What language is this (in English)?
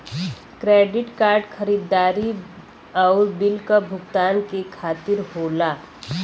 Bhojpuri